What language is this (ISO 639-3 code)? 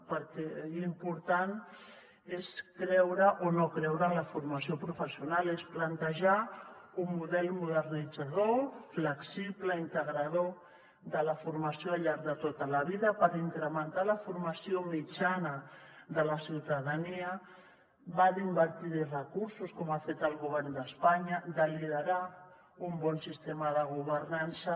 cat